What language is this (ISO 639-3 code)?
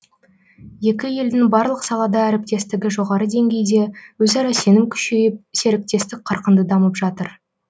kaz